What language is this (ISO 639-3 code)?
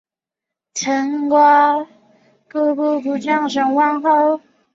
zho